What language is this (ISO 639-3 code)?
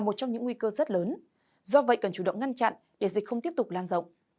vie